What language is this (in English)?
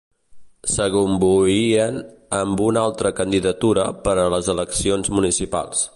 Catalan